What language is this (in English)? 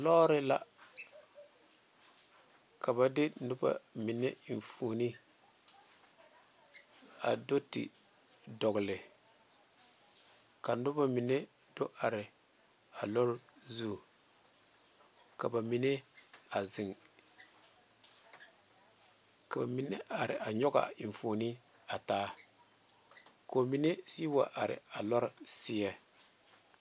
Southern Dagaare